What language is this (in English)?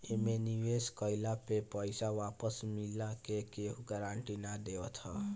Bhojpuri